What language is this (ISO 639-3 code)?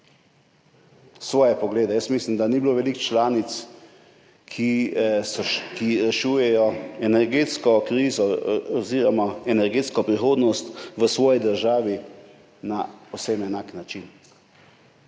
slv